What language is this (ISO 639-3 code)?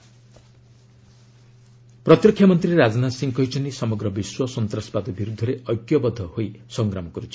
ori